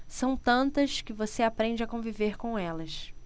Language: Portuguese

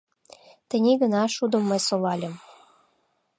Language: Mari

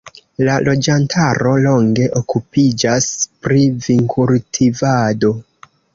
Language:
Esperanto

